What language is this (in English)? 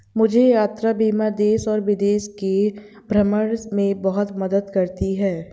Hindi